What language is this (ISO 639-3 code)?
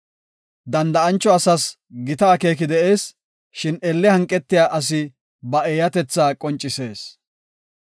gof